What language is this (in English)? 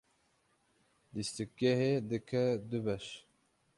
Kurdish